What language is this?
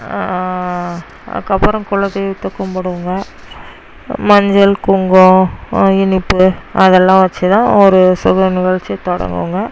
Tamil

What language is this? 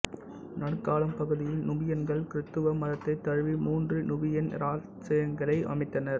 Tamil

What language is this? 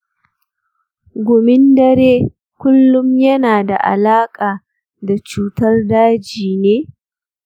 Hausa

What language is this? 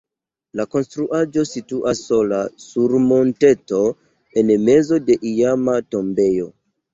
Esperanto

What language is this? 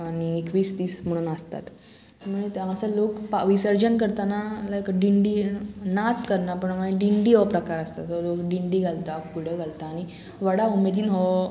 Konkani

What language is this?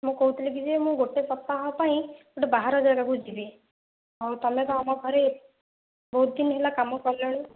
Odia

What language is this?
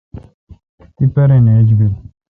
Kalkoti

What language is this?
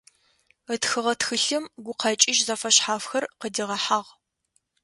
Adyghe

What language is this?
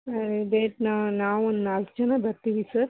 Kannada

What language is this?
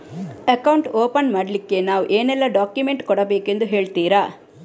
Kannada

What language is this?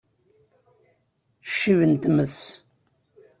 Kabyle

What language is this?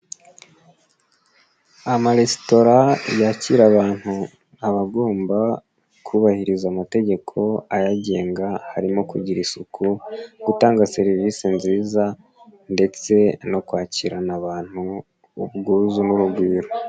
Kinyarwanda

